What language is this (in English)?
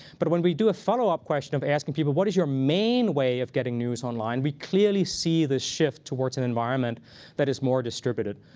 English